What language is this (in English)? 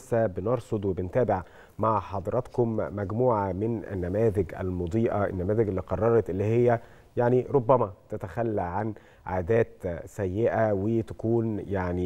Arabic